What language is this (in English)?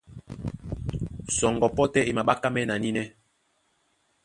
Duala